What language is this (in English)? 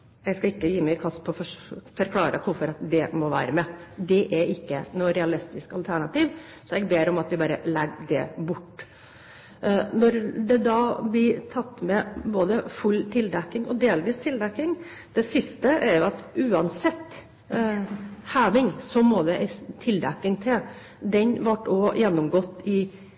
Norwegian Bokmål